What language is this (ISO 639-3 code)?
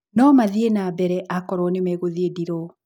kik